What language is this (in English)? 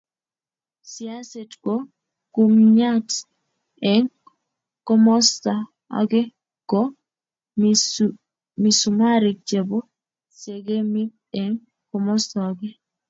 Kalenjin